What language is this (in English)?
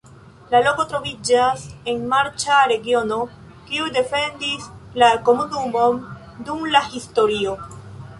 Esperanto